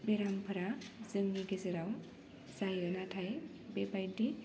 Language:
Bodo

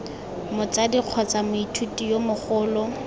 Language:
Tswana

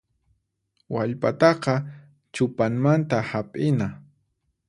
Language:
Puno Quechua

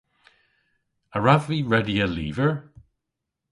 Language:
Cornish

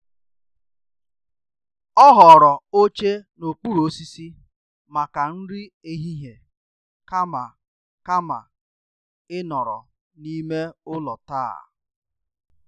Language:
Igbo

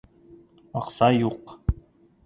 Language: Bashkir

